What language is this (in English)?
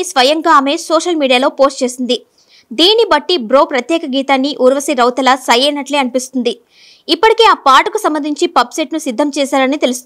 Hindi